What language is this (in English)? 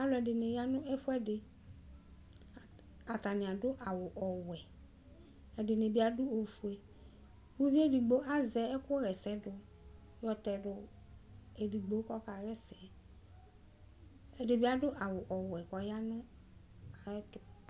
Ikposo